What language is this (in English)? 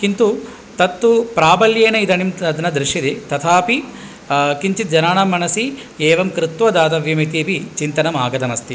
Sanskrit